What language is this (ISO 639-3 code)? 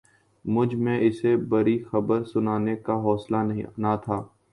urd